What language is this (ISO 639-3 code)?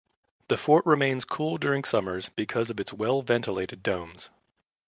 eng